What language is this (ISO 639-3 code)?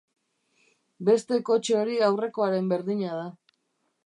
eus